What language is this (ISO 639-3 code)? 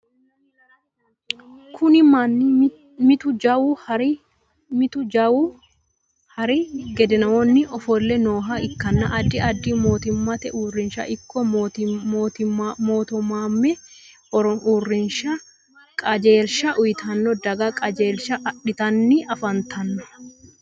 sid